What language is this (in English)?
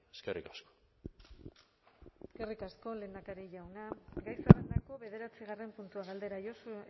Basque